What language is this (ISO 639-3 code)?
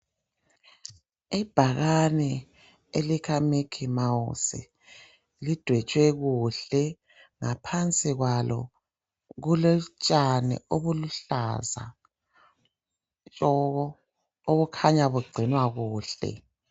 nde